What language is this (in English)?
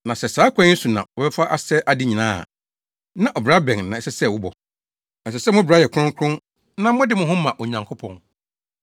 Akan